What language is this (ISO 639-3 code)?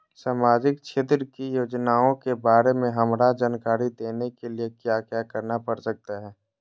mag